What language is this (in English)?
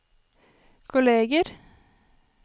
Norwegian